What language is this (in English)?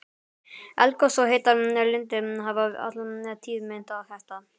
Icelandic